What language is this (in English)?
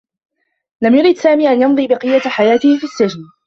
Arabic